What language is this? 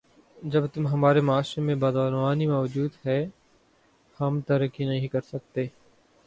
Urdu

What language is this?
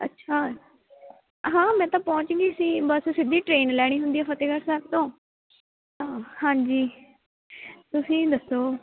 Punjabi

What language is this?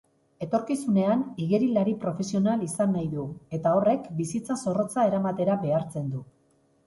Basque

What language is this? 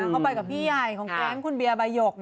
Thai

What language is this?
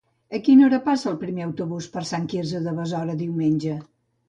Catalan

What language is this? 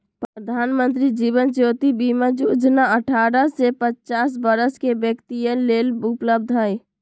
Magahi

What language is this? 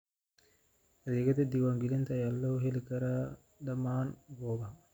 Somali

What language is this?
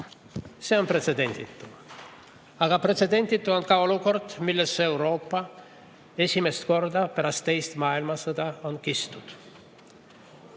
Estonian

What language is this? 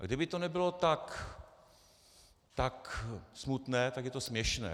Czech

